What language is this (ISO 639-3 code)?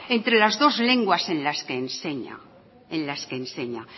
spa